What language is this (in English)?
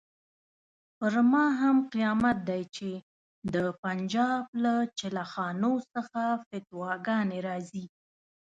Pashto